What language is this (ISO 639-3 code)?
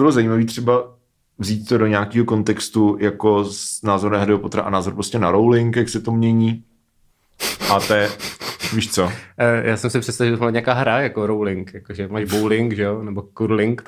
ces